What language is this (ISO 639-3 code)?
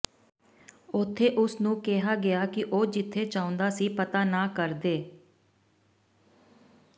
pan